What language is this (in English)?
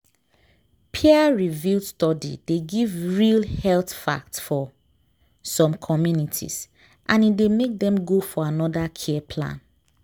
Nigerian Pidgin